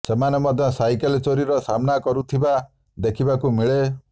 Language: Odia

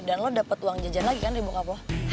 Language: Indonesian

